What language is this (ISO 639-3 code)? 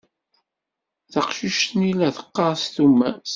kab